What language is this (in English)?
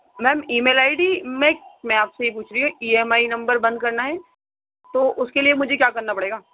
Urdu